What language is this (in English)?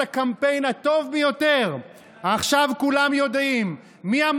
Hebrew